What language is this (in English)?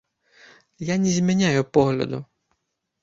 Belarusian